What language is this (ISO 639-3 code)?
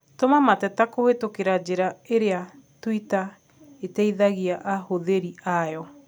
kik